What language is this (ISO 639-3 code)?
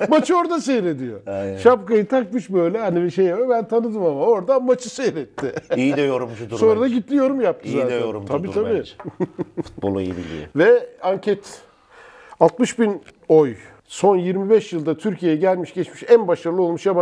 tur